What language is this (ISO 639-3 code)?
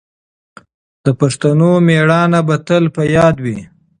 pus